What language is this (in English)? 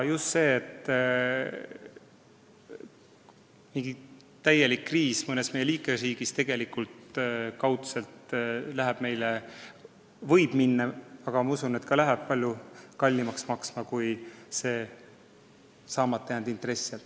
Estonian